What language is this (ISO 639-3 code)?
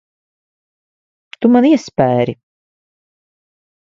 lav